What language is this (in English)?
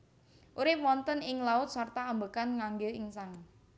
Javanese